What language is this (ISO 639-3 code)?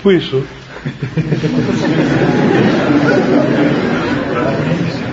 ell